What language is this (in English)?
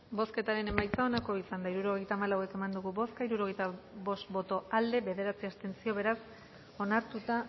Basque